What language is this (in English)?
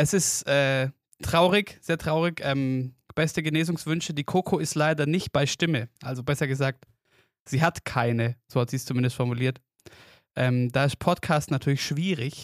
German